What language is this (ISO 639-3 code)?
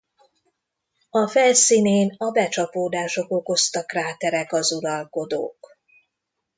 hun